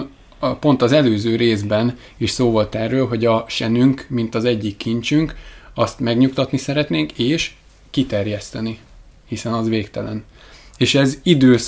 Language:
Hungarian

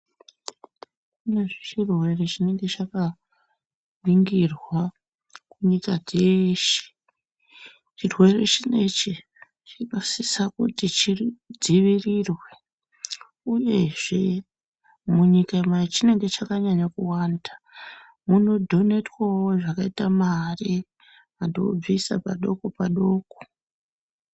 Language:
Ndau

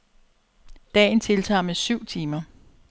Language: Danish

